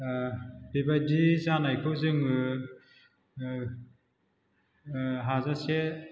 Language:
Bodo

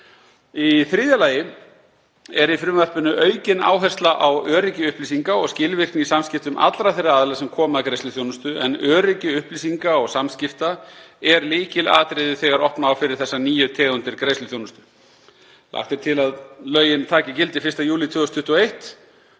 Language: Icelandic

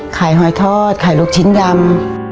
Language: Thai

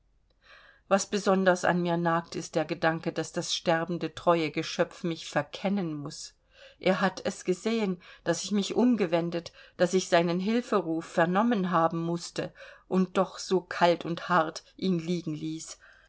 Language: German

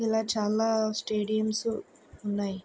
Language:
Telugu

